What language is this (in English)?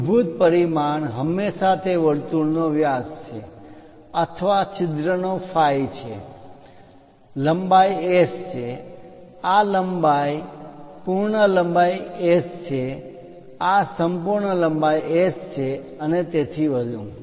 Gujarati